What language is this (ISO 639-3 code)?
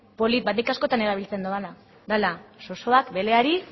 eus